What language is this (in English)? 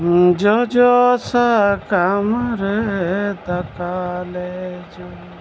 Santali